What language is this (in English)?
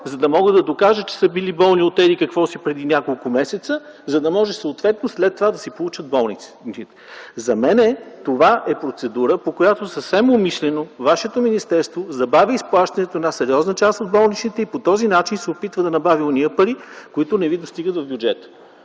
Bulgarian